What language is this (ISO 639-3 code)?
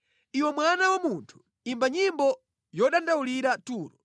nya